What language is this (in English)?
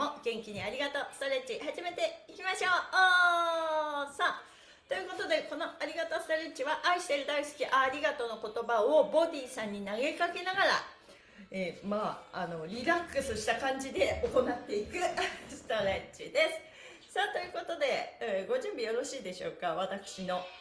Japanese